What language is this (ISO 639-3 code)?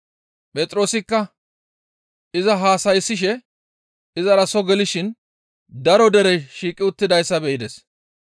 gmv